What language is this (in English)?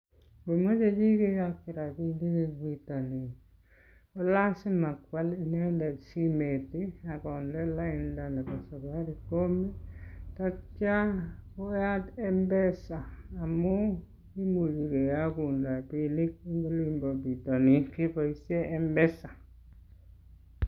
Kalenjin